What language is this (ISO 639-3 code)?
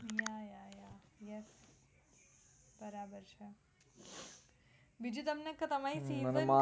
guj